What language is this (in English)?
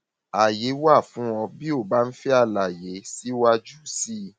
Yoruba